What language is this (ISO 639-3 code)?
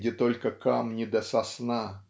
rus